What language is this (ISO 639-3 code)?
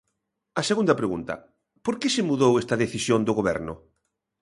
glg